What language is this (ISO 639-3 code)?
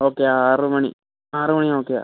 mal